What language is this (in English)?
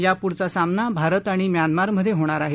Marathi